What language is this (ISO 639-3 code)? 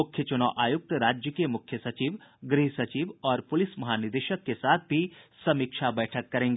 hin